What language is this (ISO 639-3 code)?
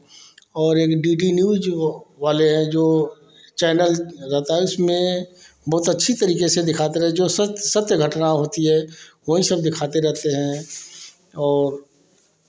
hin